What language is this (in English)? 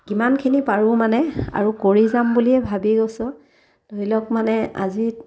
Assamese